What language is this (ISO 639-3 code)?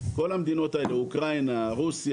heb